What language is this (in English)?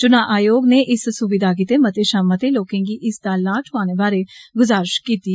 Dogri